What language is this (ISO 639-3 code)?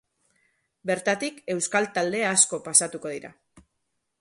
eus